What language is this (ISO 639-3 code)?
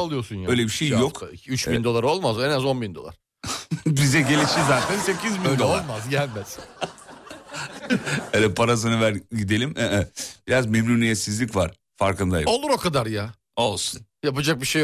tur